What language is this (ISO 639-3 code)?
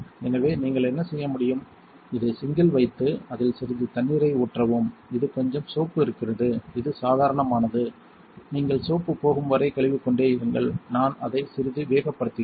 tam